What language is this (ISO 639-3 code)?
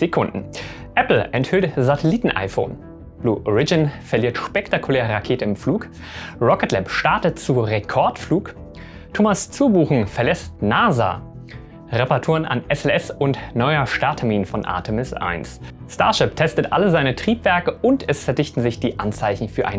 deu